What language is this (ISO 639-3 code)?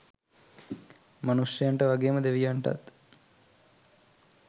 sin